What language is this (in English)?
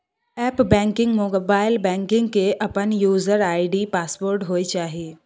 Maithili